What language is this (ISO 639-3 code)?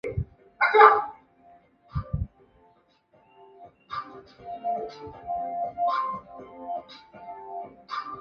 zho